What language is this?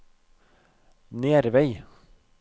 Norwegian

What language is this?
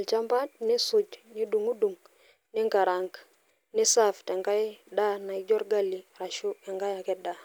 Masai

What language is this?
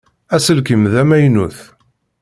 Kabyle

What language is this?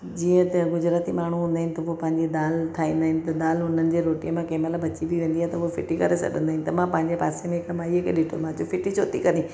Sindhi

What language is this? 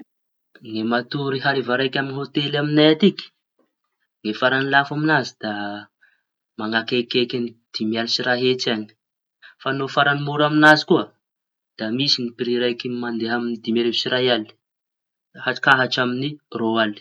Tanosy Malagasy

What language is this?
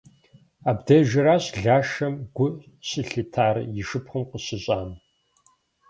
Kabardian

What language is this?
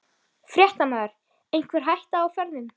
Icelandic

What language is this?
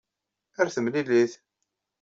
Kabyle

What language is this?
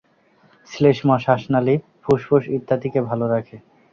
Bangla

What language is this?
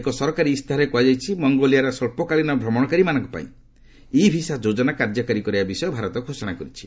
Odia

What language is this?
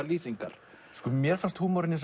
Icelandic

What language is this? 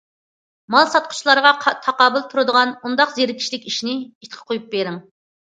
Uyghur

